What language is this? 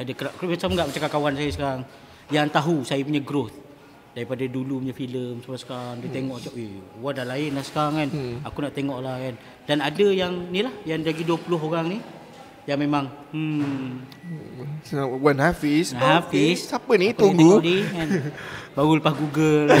Malay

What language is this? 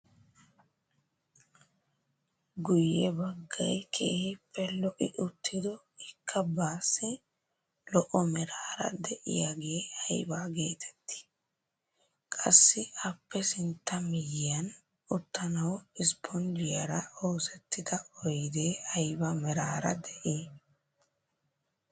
Wolaytta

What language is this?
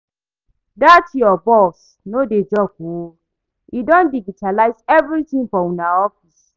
Nigerian Pidgin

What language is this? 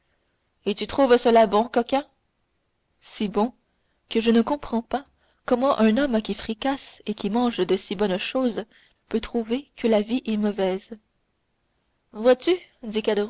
French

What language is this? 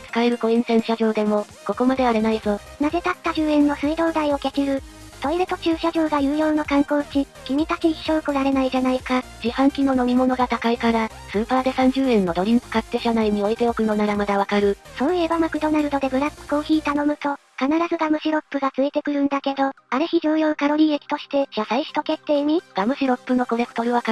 Japanese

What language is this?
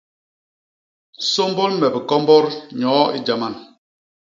Basaa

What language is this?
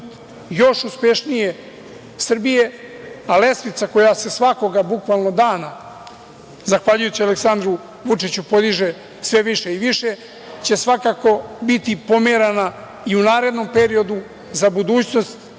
Serbian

